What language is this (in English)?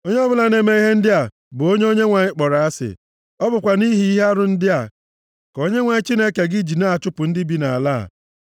Igbo